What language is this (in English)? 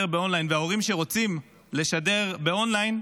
Hebrew